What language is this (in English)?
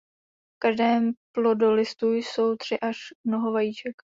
Czech